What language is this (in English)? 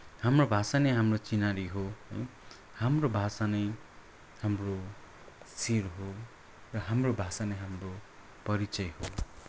Nepali